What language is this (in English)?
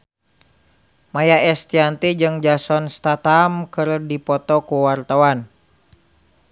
Sundanese